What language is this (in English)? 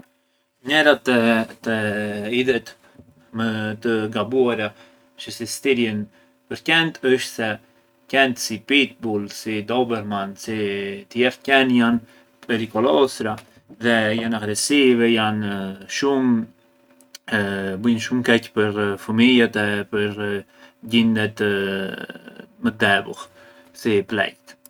Arbëreshë Albanian